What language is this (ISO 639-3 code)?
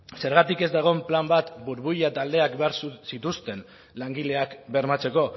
eus